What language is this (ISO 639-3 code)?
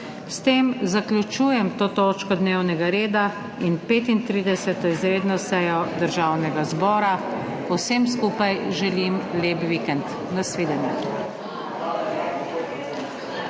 slv